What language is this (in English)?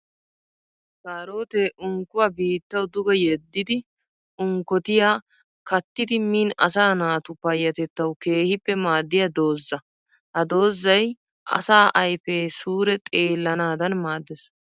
Wolaytta